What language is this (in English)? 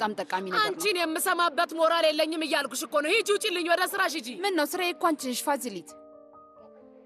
Arabic